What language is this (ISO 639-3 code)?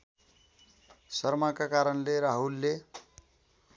nep